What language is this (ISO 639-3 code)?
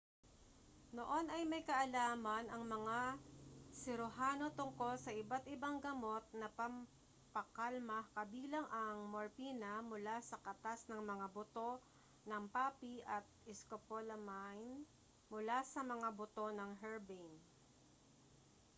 fil